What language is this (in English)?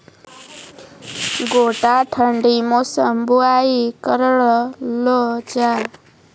Maithili